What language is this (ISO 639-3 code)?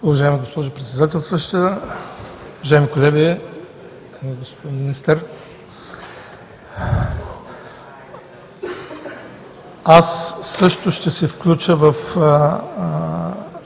bul